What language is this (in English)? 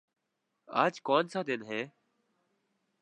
Urdu